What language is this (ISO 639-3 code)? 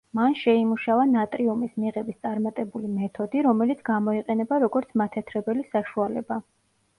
kat